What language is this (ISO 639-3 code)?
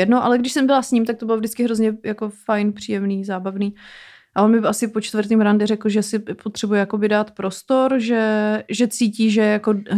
ces